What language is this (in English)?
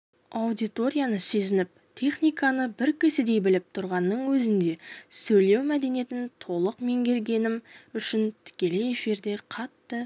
Kazakh